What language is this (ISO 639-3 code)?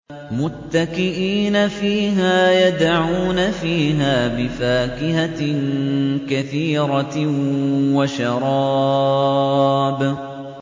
ara